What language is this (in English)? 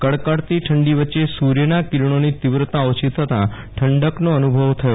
Gujarati